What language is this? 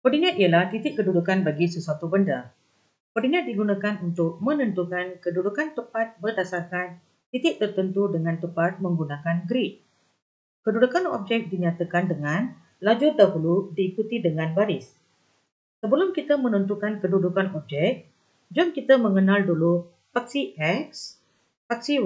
Malay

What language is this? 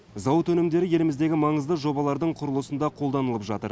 Kazakh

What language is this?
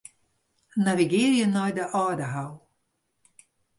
Western Frisian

